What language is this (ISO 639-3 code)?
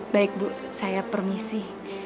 ind